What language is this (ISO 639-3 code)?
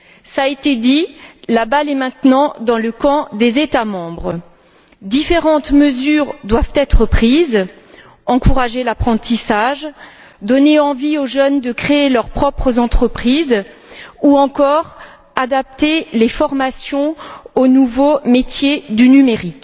fra